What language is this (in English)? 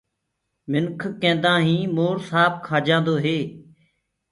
Gurgula